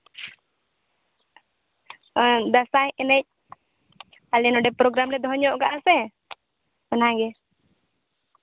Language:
Santali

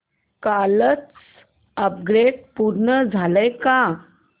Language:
Marathi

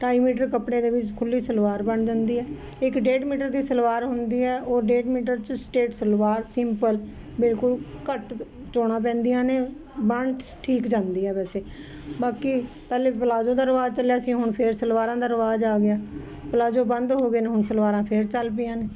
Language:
Punjabi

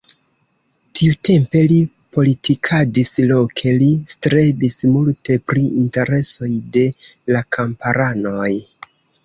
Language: Esperanto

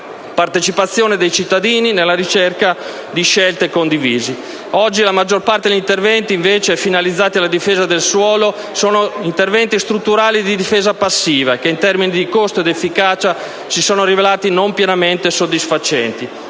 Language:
Italian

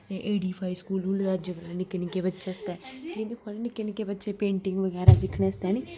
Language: Dogri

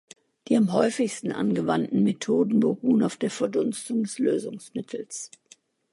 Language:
German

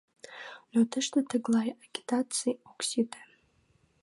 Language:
Mari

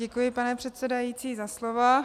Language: Czech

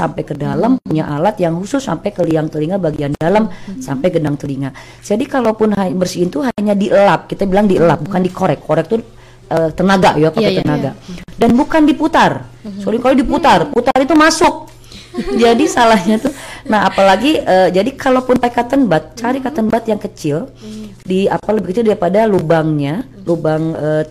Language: Indonesian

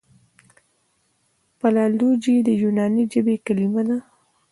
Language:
Pashto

